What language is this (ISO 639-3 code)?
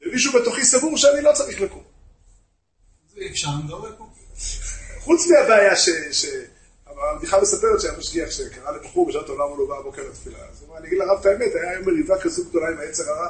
heb